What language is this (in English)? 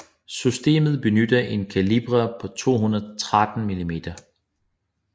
Danish